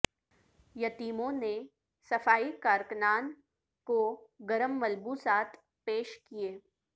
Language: Urdu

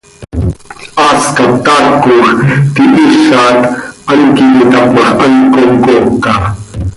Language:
Seri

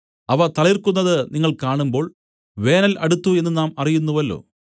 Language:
Malayalam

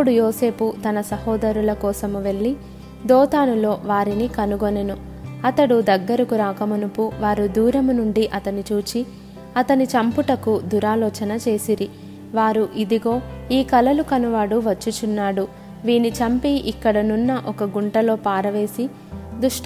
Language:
Telugu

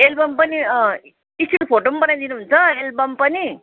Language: Nepali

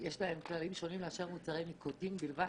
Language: Hebrew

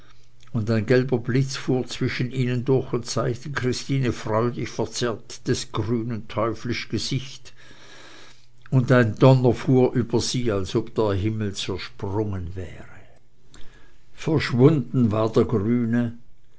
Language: German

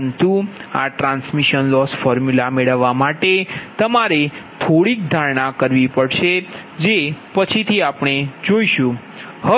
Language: Gujarati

